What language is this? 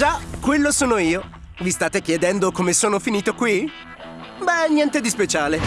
Italian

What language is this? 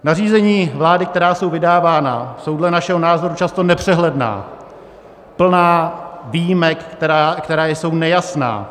Czech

